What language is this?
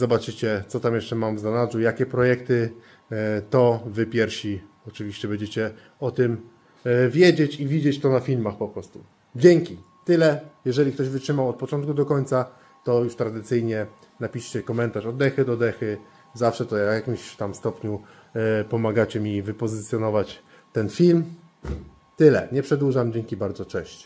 Polish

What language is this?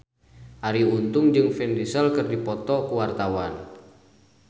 Sundanese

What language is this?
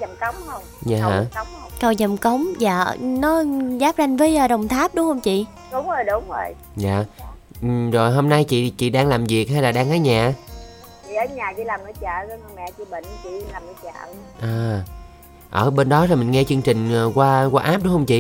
Vietnamese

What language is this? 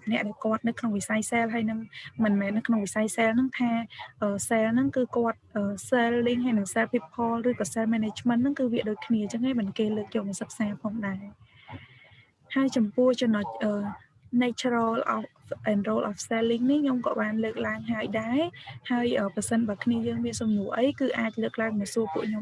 Vietnamese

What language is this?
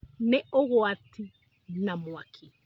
Kikuyu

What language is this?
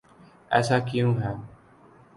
Urdu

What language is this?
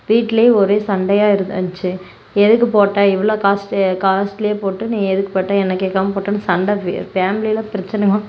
Tamil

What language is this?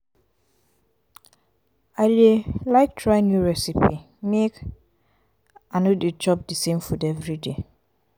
Nigerian Pidgin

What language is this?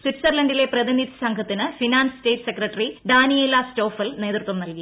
Malayalam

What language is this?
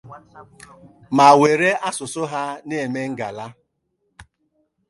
Igbo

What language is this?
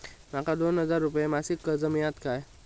Marathi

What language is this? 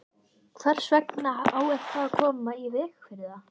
Icelandic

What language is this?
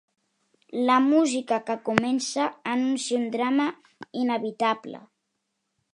Catalan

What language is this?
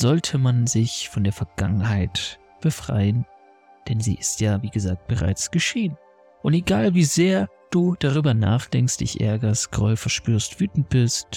German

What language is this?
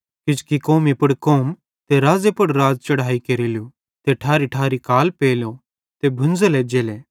Bhadrawahi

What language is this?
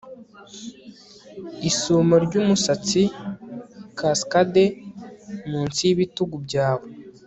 Kinyarwanda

